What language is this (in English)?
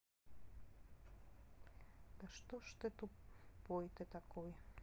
Russian